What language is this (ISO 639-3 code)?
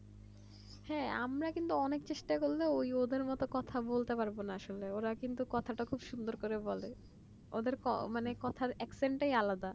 ben